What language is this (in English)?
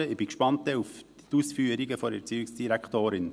Swiss German